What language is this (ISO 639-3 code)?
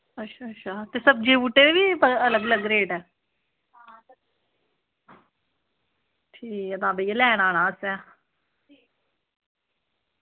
doi